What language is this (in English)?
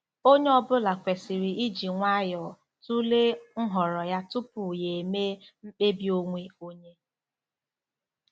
Igbo